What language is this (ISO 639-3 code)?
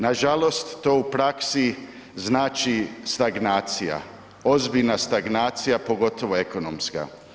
hrv